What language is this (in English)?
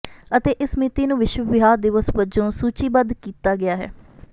Punjabi